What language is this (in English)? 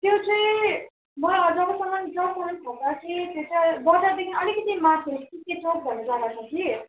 Nepali